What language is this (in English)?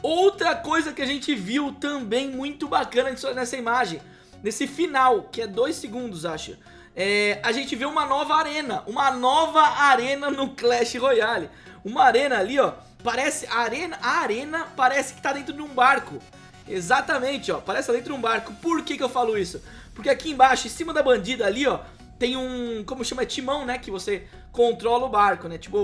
Portuguese